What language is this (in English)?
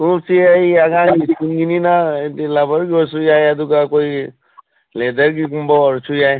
Manipuri